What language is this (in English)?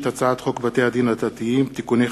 Hebrew